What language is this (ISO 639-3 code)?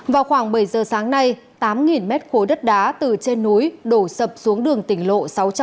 vie